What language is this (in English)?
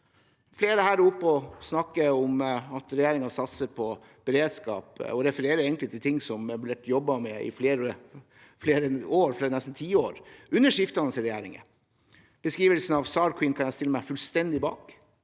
Norwegian